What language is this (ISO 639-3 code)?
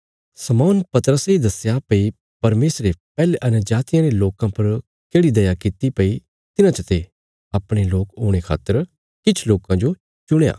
kfs